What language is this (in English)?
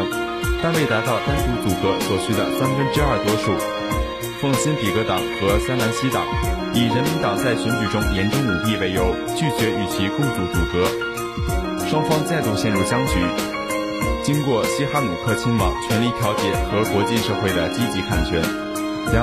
Chinese